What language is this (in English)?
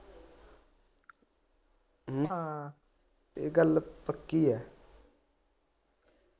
Punjabi